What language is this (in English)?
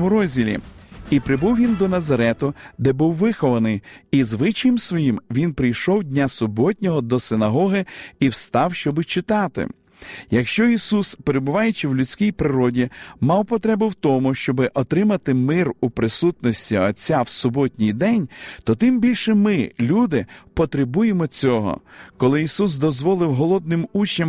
Ukrainian